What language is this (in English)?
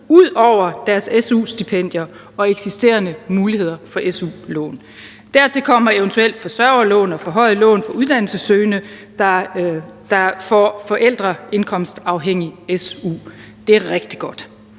Danish